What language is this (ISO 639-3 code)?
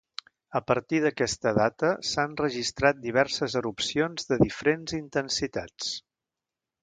cat